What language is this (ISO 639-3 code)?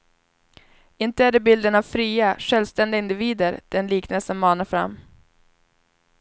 swe